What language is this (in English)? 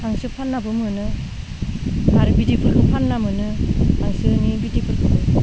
Bodo